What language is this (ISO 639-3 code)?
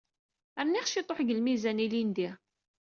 kab